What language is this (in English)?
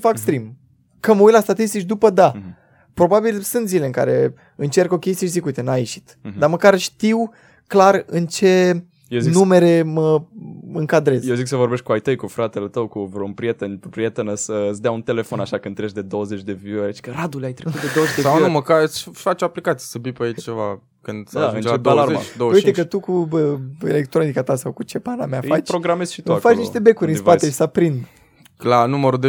Romanian